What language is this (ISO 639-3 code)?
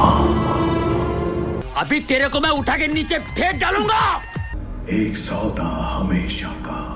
hin